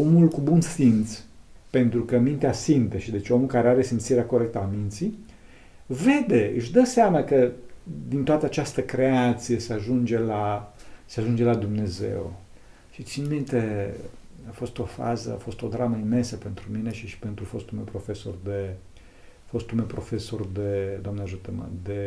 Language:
Romanian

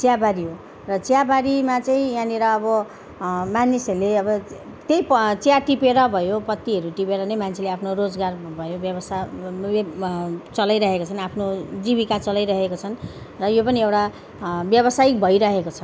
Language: Nepali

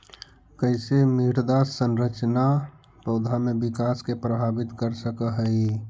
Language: Magahi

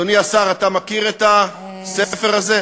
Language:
Hebrew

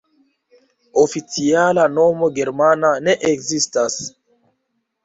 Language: Esperanto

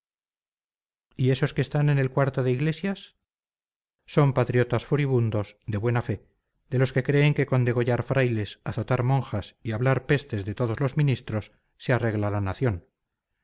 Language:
Spanish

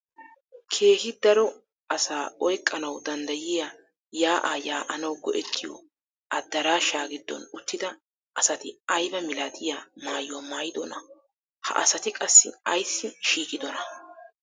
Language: Wolaytta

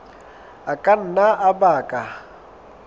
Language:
Southern Sotho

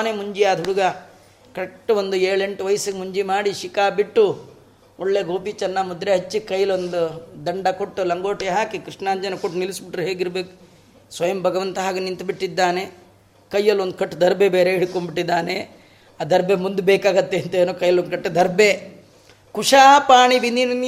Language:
Kannada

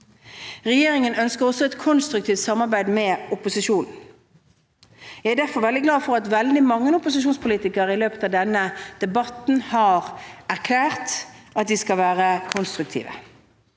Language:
Norwegian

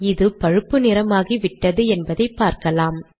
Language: Tamil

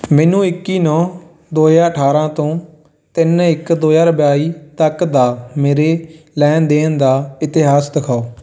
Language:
Punjabi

